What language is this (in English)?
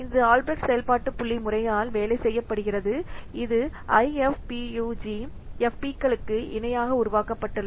Tamil